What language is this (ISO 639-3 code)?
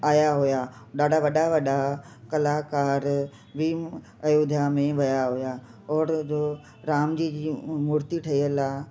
snd